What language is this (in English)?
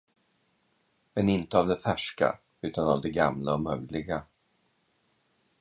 Swedish